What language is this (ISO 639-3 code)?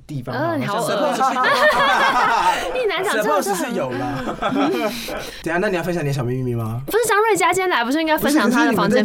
zho